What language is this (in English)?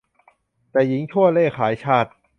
Thai